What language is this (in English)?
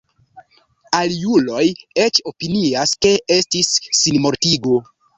Esperanto